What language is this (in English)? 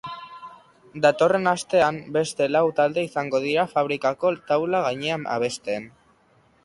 Basque